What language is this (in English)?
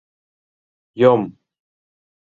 Mari